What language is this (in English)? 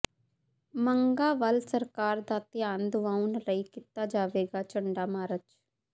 Punjabi